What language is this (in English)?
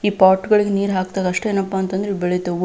Kannada